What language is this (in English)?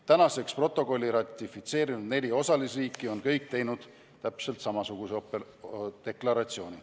Estonian